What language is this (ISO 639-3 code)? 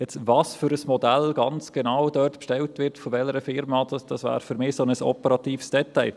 gsw